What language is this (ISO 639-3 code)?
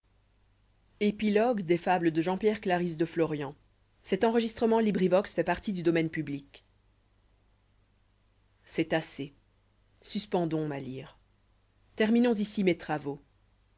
fra